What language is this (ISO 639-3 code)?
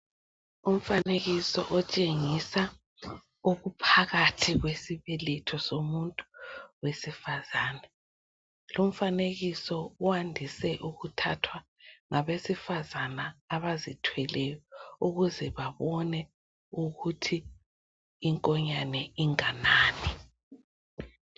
nde